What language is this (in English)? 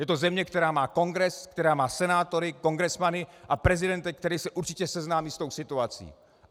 Czech